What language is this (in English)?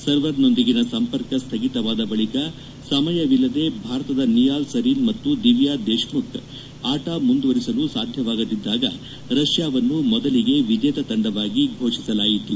Kannada